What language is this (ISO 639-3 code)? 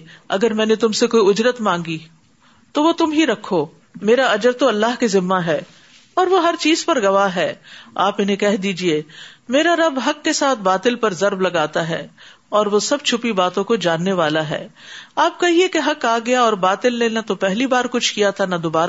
urd